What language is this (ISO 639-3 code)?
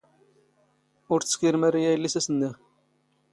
zgh